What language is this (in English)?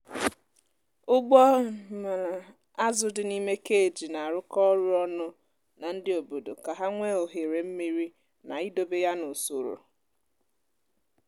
Igbo